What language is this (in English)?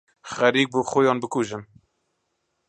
Central Kurdish